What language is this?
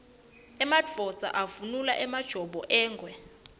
Swati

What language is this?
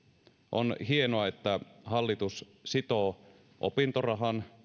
Finnish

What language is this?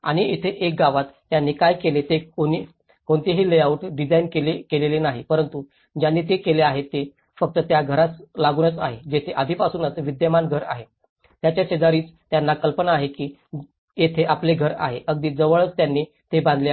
Marathi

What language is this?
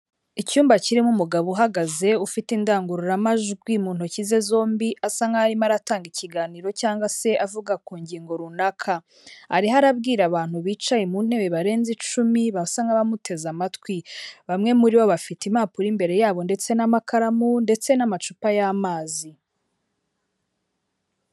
Kinyarwanda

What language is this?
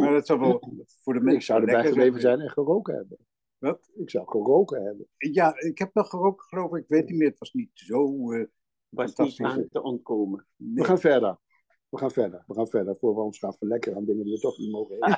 Dutch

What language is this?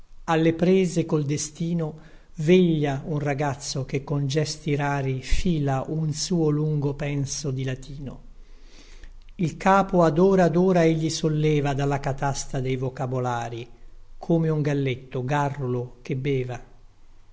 Italian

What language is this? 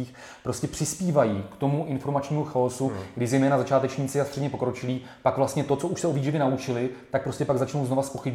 Czech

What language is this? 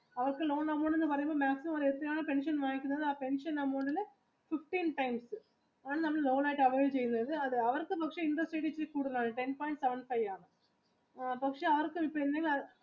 Malayalam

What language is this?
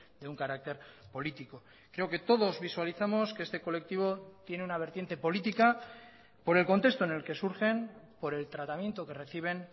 Spanish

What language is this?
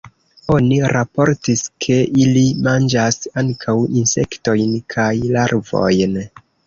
Esperanto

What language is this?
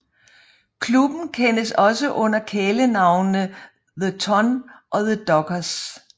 Danish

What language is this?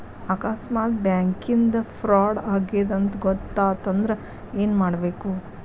Kannada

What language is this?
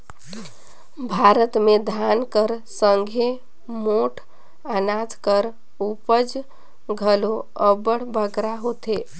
Chhattisgarhi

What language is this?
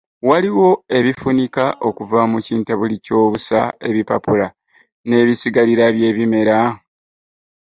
Ganda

